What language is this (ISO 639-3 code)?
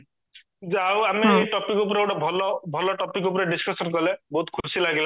ori